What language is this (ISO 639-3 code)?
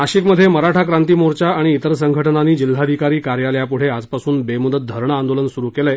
mar